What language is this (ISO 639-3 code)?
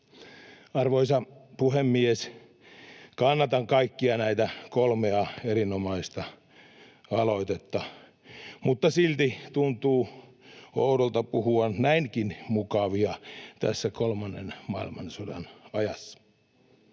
fin